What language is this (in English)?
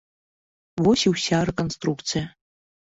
Belarusian